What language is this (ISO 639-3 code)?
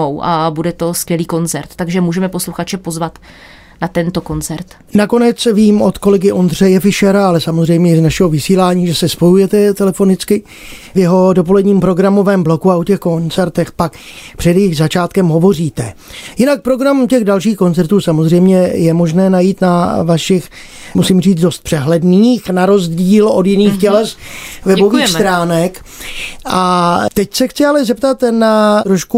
ces